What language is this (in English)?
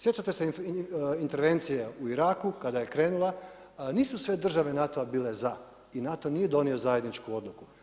Croatian